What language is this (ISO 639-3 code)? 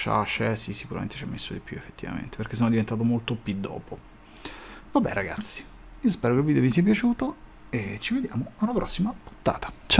ita